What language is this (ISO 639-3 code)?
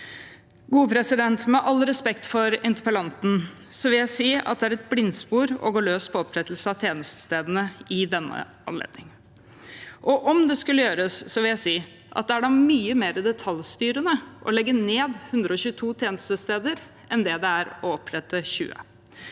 nor